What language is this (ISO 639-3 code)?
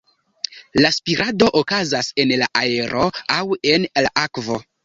epo